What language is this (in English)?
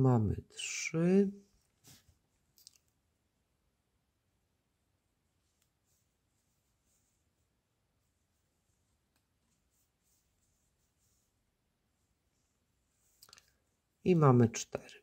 Polish